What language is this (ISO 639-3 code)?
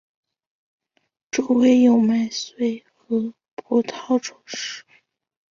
zho